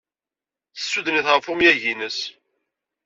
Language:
Kabyle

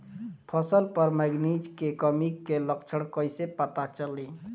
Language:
Bhojpuri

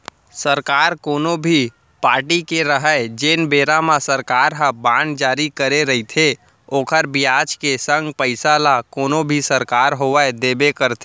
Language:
Chhattisgarhi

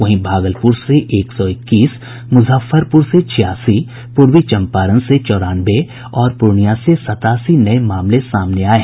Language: Hindi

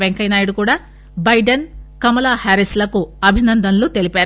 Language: Telugu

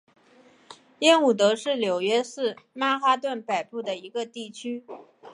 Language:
Chinese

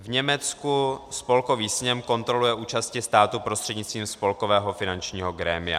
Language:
Czech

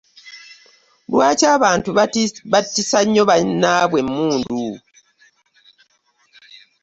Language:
Ganda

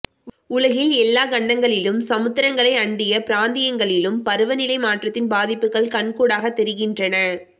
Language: Tamil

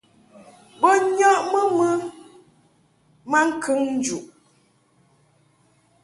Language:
Mungaka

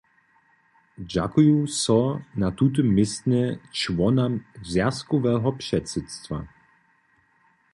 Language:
Upper Sorbian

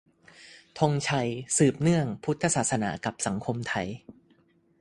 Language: Thai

